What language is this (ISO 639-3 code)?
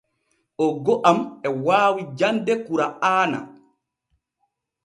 fue